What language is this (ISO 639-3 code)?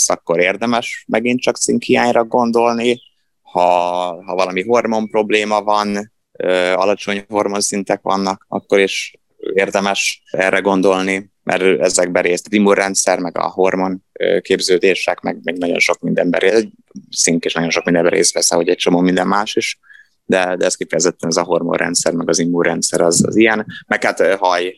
hun